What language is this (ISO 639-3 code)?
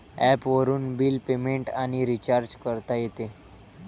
mar